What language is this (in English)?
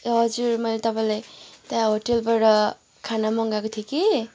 Nepali